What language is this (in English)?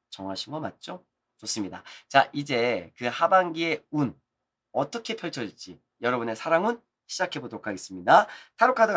Korean